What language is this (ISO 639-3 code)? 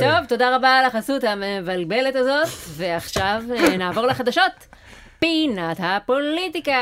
heb